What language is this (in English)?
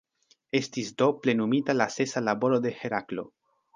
Esperanto